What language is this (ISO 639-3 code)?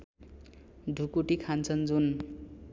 nep